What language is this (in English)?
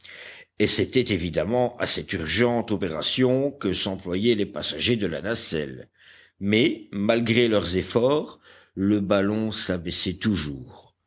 French